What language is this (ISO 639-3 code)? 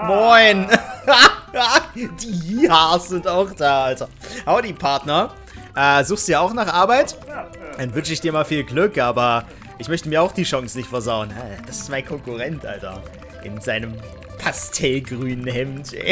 deu